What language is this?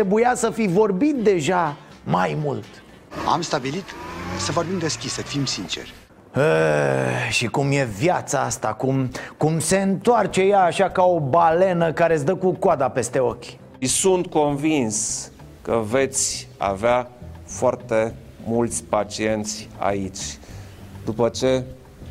Romanian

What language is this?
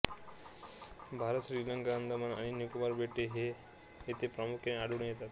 Marathi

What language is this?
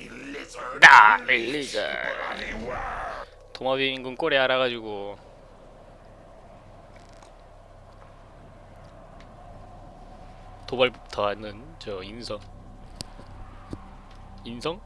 Korean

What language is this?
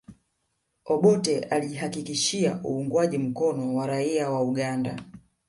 Swahili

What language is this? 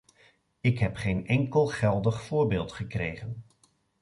Dutch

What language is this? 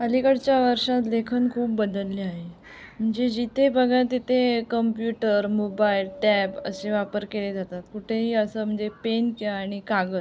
Marathi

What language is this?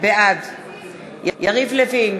Hebrew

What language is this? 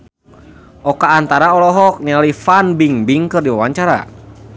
Sundanese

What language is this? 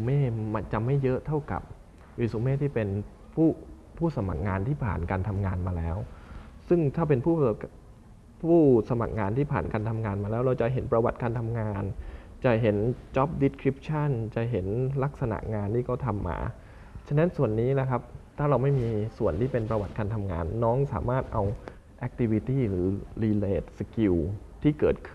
Thai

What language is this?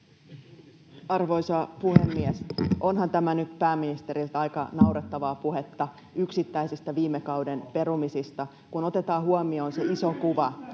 Finnish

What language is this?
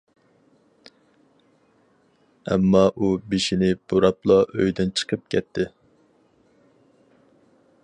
Uyghur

